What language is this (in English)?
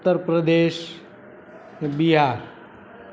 Gujarati